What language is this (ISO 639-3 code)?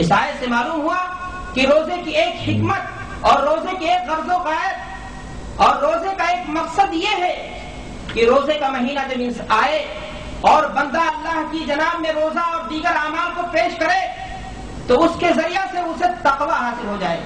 urd